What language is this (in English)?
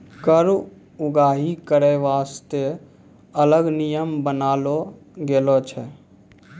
Maithili